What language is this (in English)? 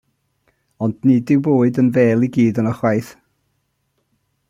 Welsh